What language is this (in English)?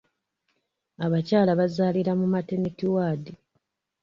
Ganda